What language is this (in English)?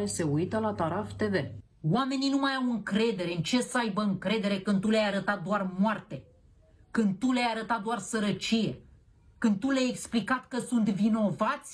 Romanian